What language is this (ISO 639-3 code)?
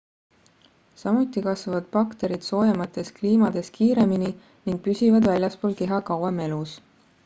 est